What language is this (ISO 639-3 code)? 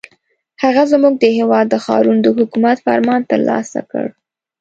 pus